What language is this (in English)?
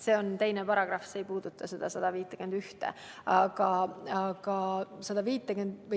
Estonian